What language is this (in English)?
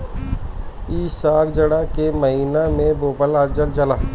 Bhojpuri